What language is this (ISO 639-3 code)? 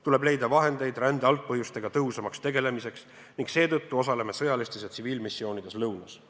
est